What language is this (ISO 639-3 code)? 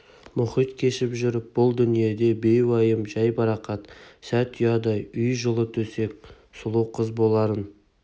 kaz